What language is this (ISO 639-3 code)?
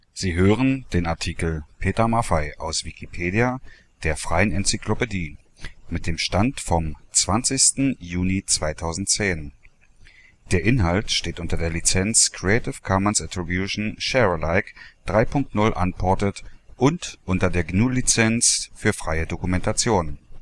deu